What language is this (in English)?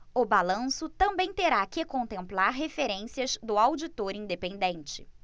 Portuguese